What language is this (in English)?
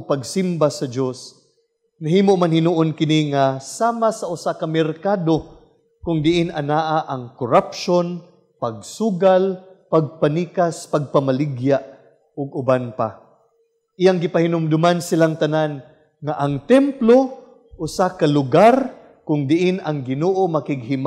Filipino